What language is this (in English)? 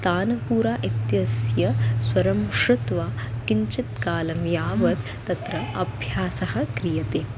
Sanskrit